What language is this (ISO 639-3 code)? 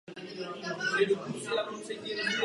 ces